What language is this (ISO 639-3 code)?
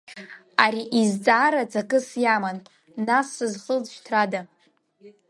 abk